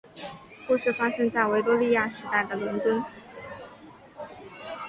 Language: Chinese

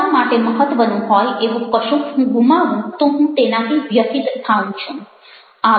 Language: Gujarati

